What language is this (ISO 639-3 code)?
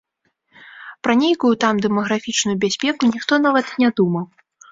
bel